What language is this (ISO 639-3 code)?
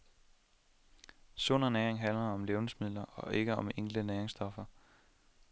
dan